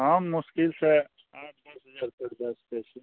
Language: Maithili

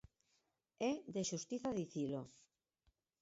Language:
Galician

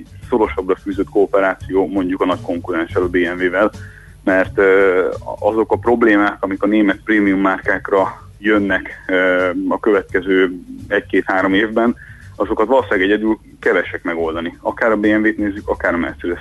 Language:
Hungarian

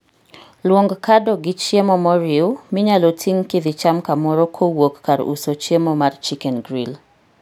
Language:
Luo (Kenya and Tanzania)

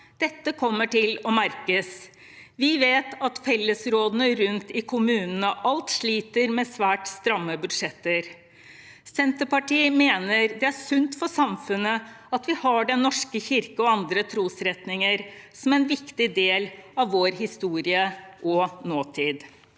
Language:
Norwegian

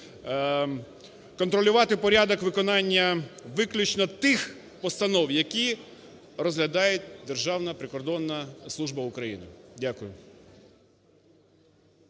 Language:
Ukrainian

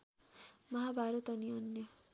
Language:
Nepali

